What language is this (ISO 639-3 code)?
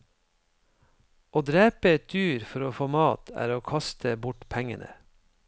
nor